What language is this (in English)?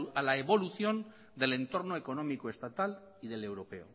Spanish